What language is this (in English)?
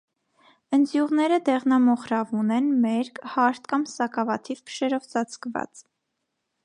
Armenian